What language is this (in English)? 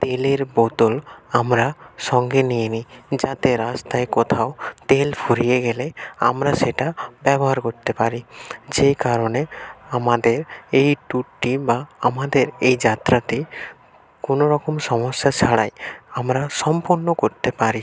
Bangla